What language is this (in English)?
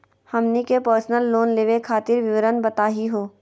Magahi